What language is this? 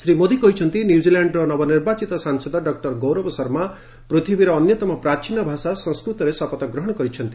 Odia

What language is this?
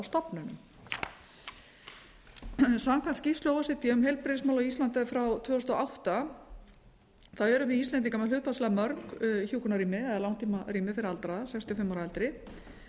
Icelandic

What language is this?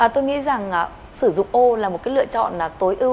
Vietnamese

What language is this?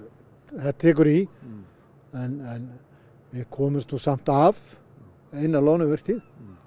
Icelandic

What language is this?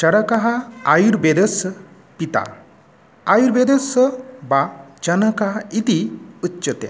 Sanskrit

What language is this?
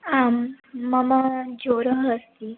Sanskrit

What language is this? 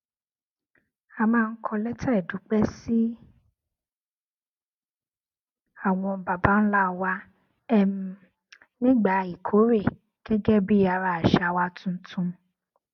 Yoruba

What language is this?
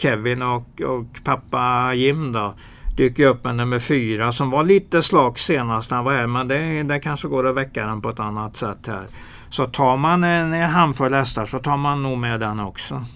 Swedish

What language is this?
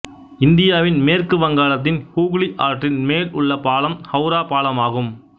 Tamil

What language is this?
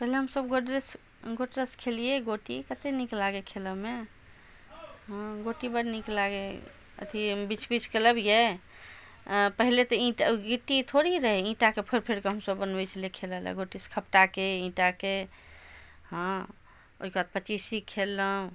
Maithili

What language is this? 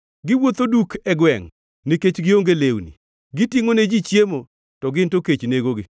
Luo (Kenya and Tanzania)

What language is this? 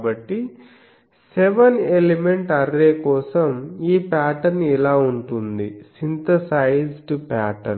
Telugu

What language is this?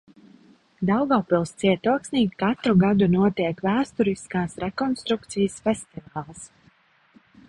Latvian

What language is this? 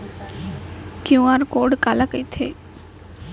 Chhattisgarhi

